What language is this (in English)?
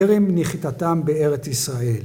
Hebrew